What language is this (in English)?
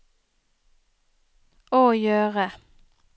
Norwegian